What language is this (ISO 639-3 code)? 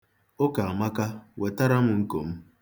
ibo